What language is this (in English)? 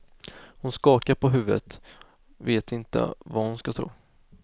Swedish